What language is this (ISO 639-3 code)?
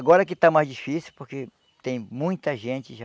por